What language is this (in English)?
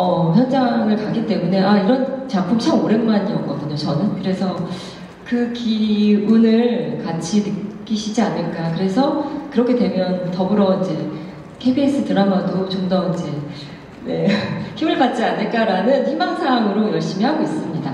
Korean